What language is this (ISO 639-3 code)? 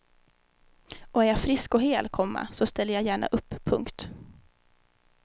swe